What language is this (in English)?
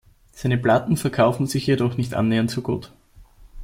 German